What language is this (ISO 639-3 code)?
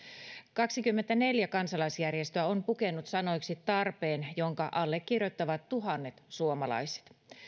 fin